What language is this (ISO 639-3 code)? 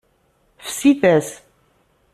kab